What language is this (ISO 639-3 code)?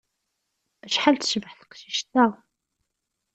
kab